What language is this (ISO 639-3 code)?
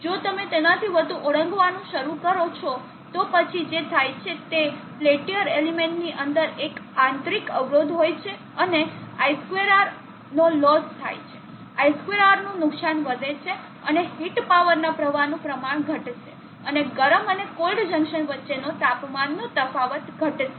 guj